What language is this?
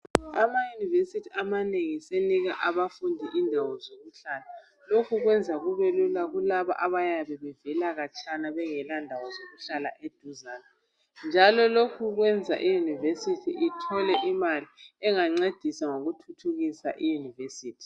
North Ndebele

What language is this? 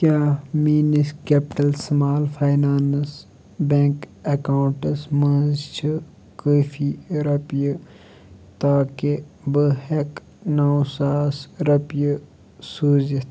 Kashmiri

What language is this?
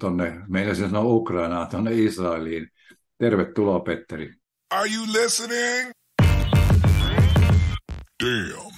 Finnish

